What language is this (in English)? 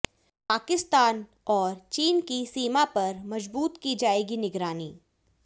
Hindi